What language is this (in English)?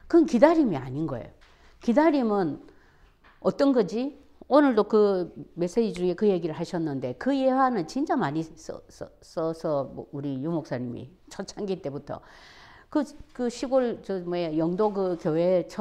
Korean